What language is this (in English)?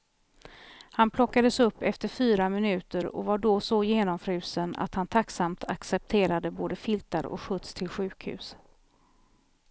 Swedish